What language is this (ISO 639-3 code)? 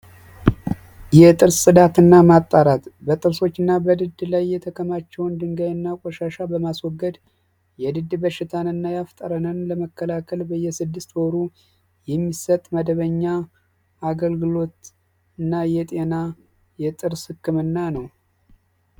amh